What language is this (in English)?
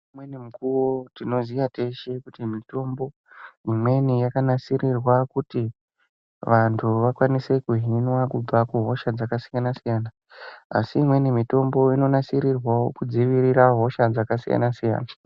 Ndau